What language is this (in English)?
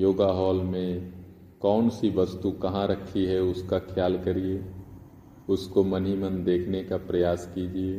Hindi